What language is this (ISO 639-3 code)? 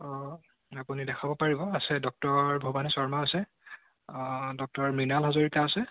asm